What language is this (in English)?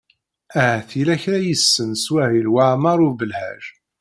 Kabyle